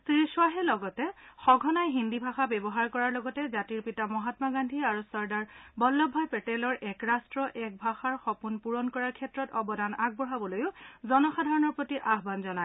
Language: Assamese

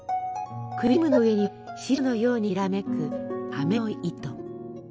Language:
Japanese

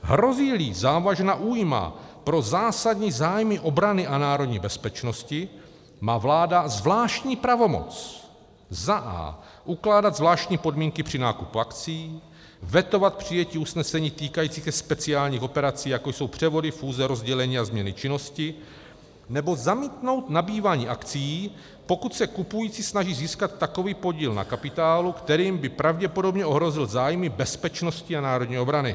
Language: Czech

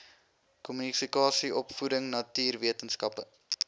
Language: Afrikaans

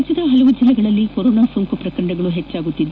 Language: Kannada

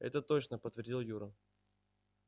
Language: Russian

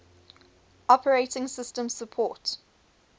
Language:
English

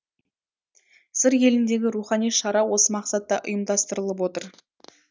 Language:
Kazakh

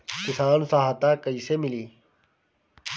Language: Bhojpuri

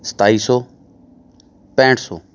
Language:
Punjabi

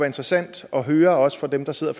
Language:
Danish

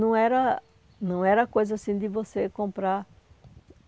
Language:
Portuguese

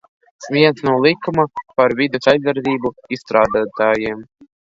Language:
Latvian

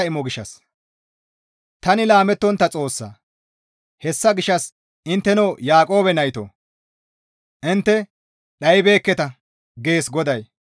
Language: Gamo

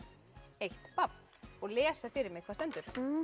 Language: Icelandic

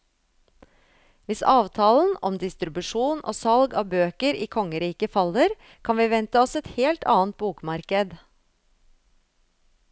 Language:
Norwegian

